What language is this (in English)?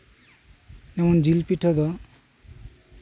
Santali